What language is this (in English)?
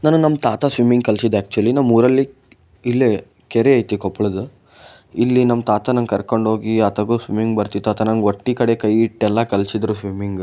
Kannada